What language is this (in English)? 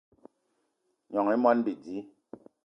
Eton (Cameroon)